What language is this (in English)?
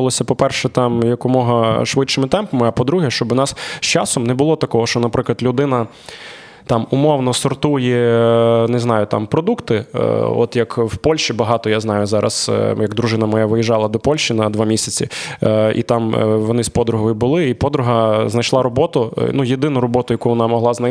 Ukrainian